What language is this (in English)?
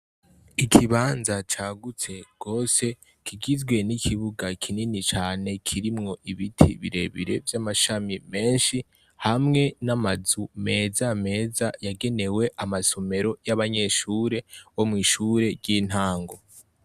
Rundi